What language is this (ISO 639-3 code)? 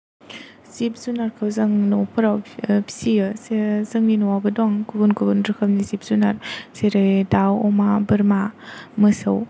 brx